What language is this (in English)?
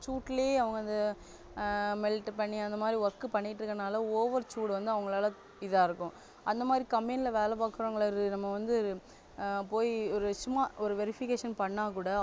Tamil